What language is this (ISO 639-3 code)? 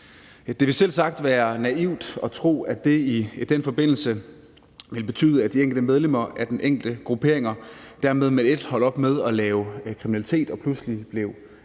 dan